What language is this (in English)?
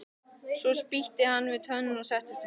Icelandic